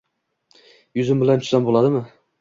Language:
Uzbek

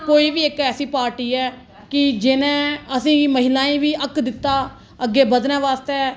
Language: Dogri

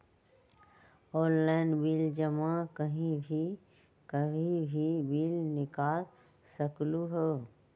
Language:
Magahi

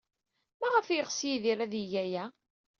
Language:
Kabyle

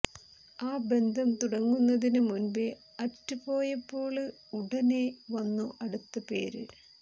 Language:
Malayalam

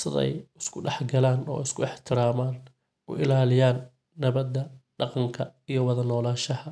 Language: Somali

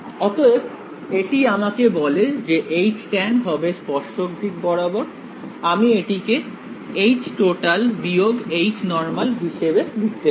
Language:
Bangla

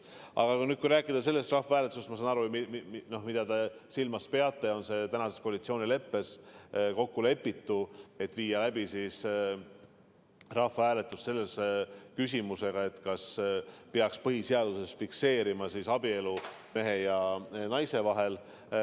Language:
Estonian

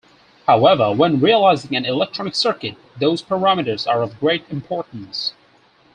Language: English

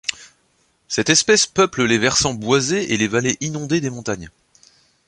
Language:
French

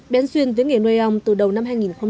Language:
Vietnamese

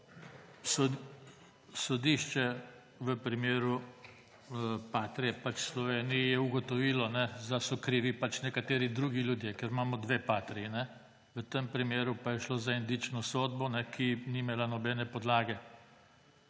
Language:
Slovenian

